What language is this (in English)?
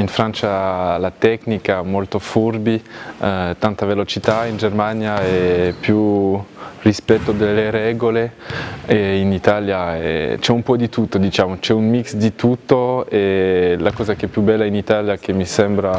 Italian